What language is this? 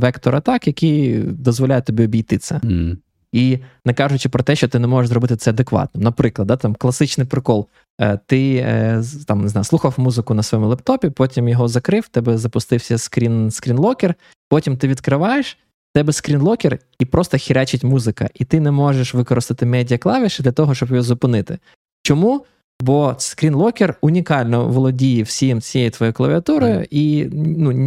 Ukrainian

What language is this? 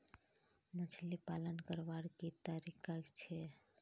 Magahi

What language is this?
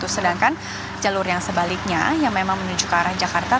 Indonesian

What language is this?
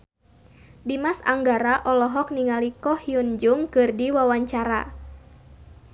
Sundanese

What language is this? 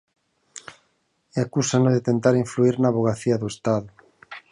Galician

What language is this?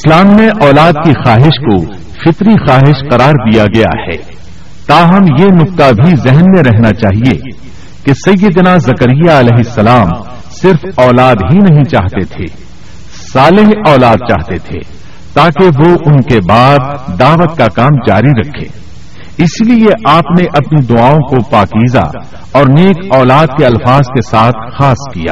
Urdu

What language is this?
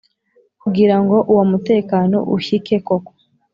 Kinyarwanda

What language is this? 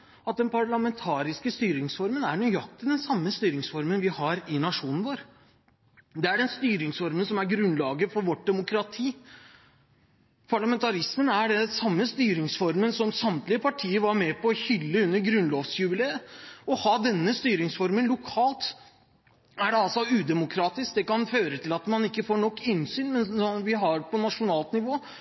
Norwegian Bokmål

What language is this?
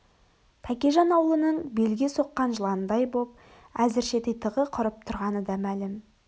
Kazakh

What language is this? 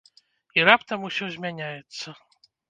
Belarusian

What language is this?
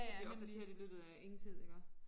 Danish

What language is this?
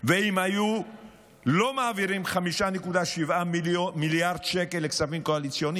Hebrew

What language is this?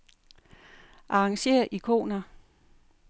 Danish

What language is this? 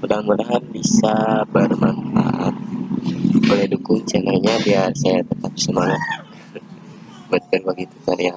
Indonesian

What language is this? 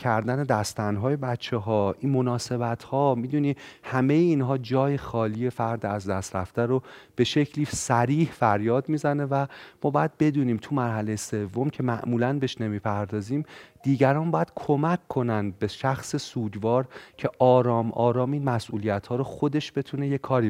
Persian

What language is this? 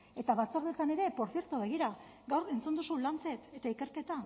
Basque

